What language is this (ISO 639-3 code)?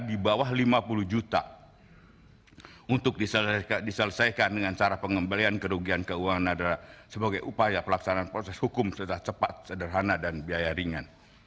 ind